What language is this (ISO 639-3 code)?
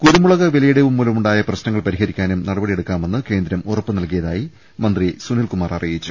mal